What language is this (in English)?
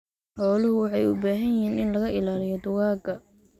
Somali